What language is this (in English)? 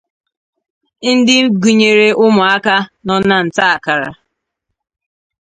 Igbo